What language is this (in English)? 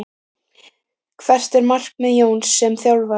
Icelandic